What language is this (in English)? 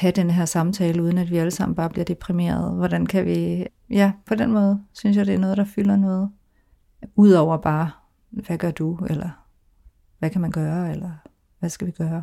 Danish